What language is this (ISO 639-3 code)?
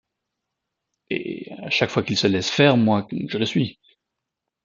fra